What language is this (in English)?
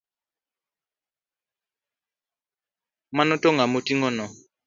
Luo (Kenya and Tanzania)